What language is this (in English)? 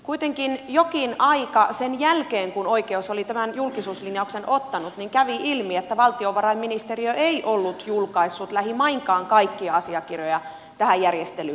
Finnish